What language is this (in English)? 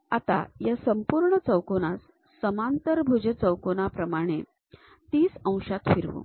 Marathi